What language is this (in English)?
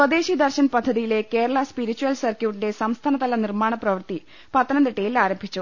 Malayalam